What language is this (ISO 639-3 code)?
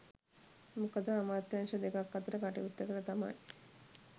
sin